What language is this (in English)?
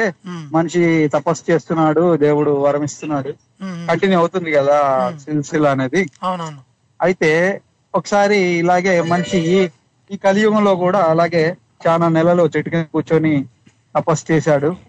Telugu